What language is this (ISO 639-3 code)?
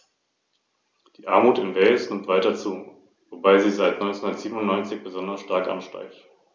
deu